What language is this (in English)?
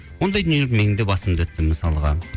Kazakh